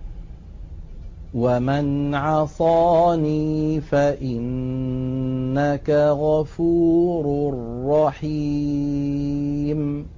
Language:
Arabic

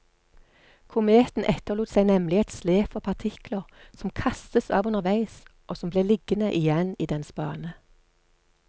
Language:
Norwegian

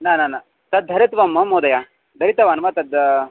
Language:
Sanskrit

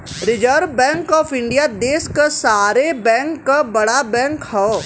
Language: Bhojpuri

